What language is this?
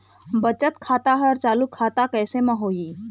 Chhattisgarhi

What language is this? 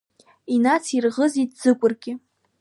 Abkhazian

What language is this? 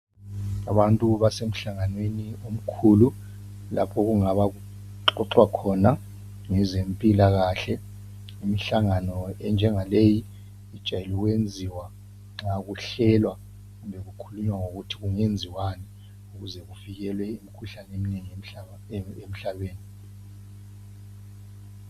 North Ndebele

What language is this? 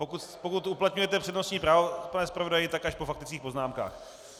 Czech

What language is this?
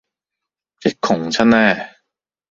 Cantonese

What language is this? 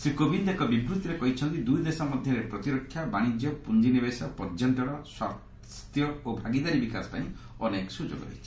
Odia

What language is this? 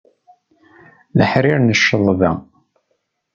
Kabyle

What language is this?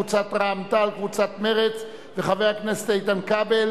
Hebrew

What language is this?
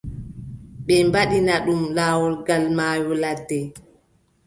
Adamawa Fulfulde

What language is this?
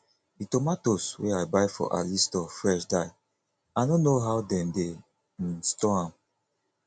Nigerian Pidgin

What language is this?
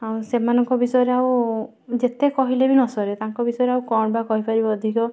Odia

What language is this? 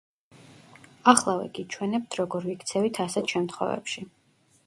Georgian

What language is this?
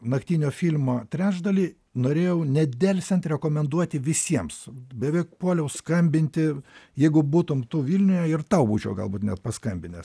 Lithuanian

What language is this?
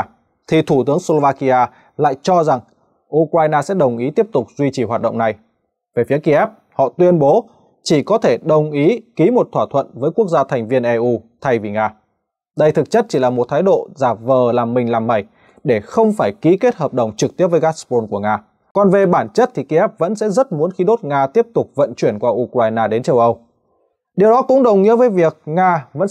Vietnamese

